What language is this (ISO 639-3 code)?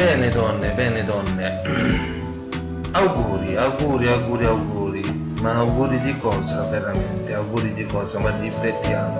ita